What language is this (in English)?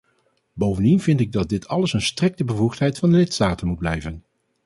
Dutch